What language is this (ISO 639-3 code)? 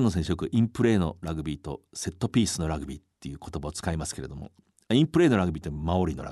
jpn